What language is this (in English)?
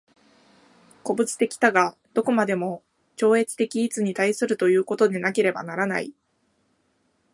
Japanese